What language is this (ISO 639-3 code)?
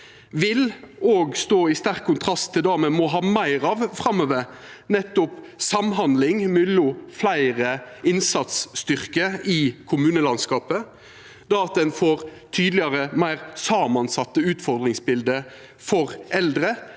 nor